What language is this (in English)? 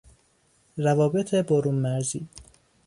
Persian